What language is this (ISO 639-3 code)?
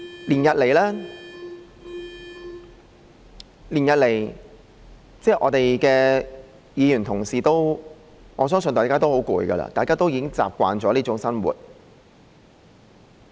yue